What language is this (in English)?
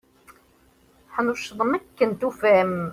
Kabyle